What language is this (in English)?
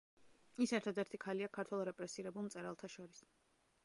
Georgian